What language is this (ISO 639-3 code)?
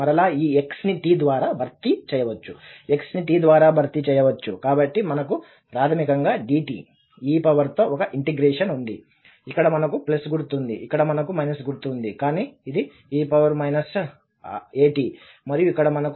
tel